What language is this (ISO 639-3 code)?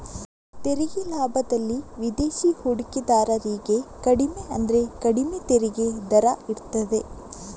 kan